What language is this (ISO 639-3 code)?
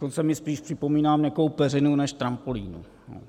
ces